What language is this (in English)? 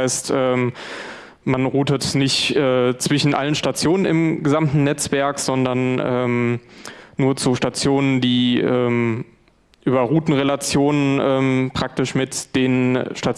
German